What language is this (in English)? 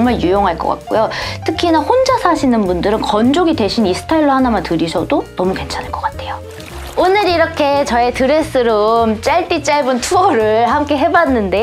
Korean